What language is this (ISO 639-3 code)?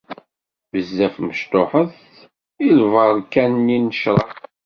kab